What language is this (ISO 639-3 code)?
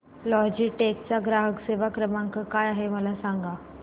mar